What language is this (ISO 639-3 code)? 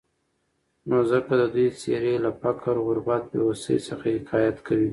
pus